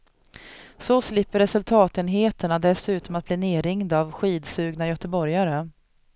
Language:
Swedish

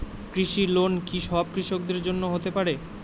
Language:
Bangla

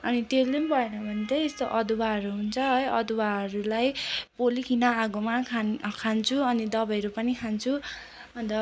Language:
Nepali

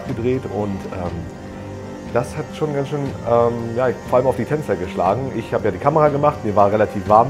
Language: German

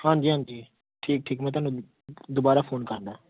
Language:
Punjabi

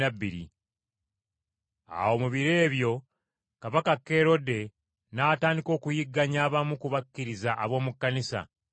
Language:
Ganda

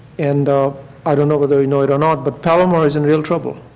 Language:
English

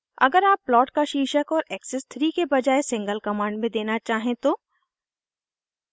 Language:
Hindi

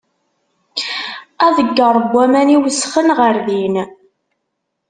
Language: Kabyle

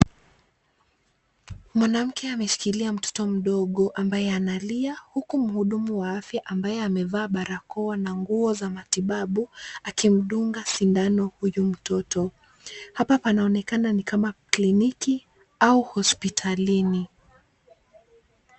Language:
Swahili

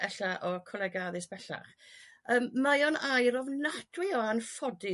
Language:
Welsh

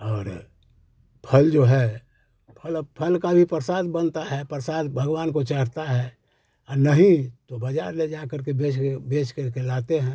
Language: Hindi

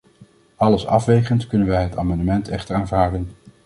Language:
Dutch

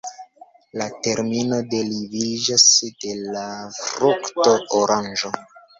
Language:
Esperanto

